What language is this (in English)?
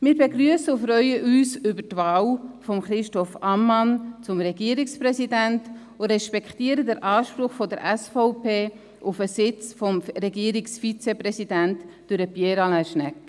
Swiss German